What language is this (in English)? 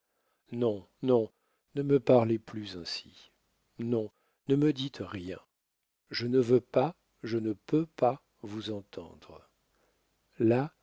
French